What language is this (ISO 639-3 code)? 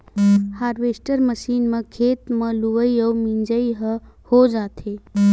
hne